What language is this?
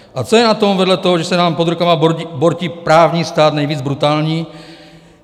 Czech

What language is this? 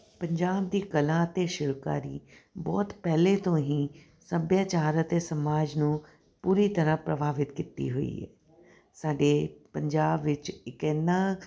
Punjabi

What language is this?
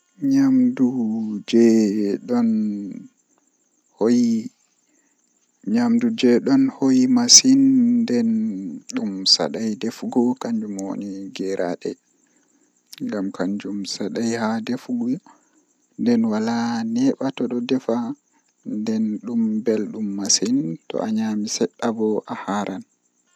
Western Niger Fulfulde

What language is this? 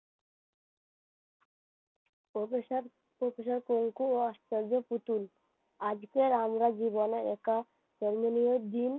Bangla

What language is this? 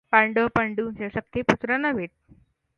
Marathi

